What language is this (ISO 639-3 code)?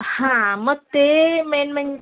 mar